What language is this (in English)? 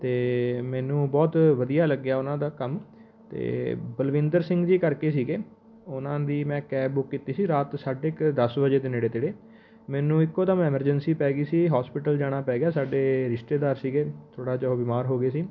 Punjabi